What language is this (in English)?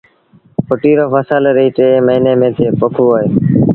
Sindhi Bhil